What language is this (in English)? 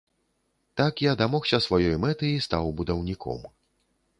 Belarusian